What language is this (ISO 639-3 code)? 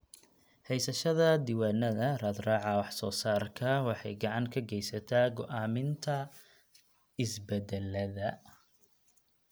som